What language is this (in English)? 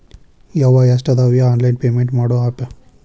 Kannada